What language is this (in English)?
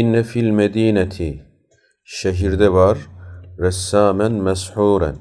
Turkish